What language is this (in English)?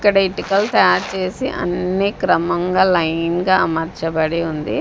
Telugu